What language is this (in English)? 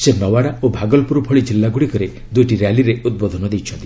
Odia